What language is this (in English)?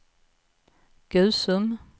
Swedish